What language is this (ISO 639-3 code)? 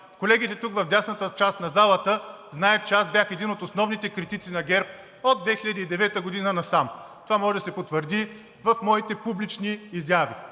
bul